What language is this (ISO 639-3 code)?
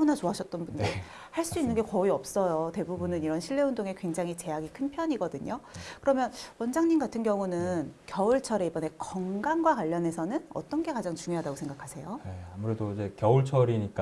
kor